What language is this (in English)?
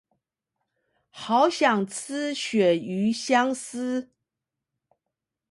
Chinese